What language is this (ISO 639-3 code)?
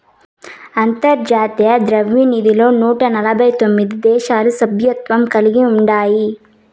tel